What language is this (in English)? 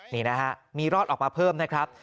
Thai